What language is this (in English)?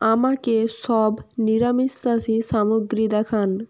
Bangla